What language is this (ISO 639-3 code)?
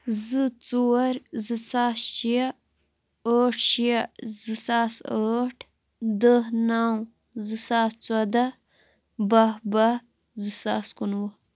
kas